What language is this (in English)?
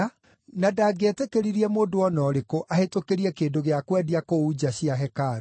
Kikuyu